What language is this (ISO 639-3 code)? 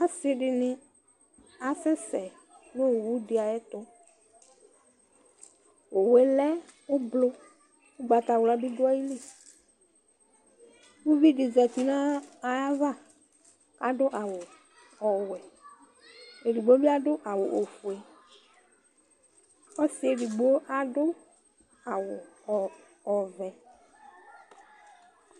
kpo